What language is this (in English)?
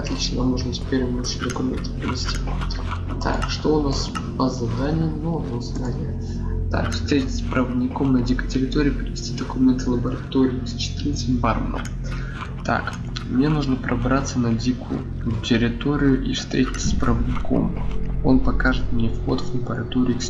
Russian